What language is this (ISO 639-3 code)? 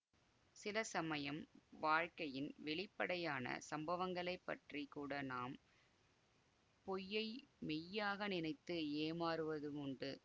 tam